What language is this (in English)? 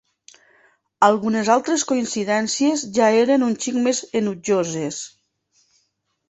Catalan